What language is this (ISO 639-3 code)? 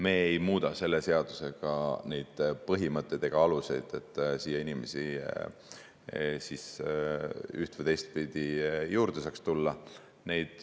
est